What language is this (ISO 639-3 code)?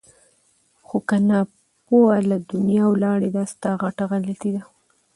pus